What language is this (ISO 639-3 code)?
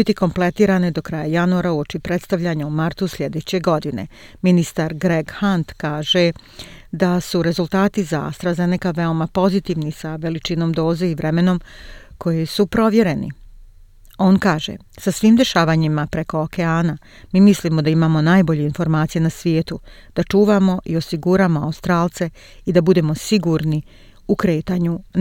hrv